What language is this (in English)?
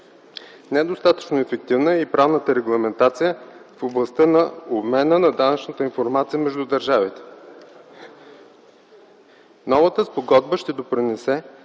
Bulgarian